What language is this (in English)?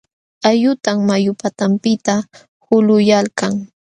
Jauja Wanca Quechua